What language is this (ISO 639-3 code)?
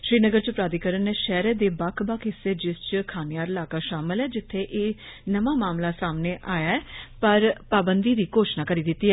doi